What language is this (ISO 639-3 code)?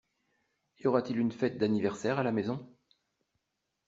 fra